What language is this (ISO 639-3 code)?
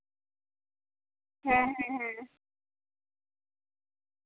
sat